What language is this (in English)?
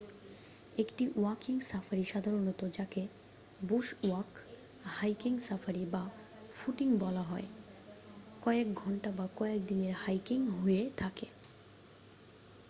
Bangla